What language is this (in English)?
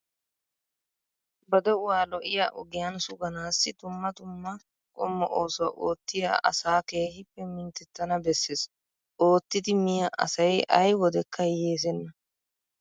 Wolaytta